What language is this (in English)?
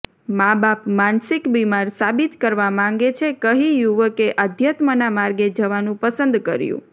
Gujarati